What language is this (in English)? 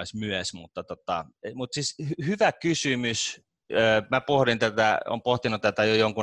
Finnish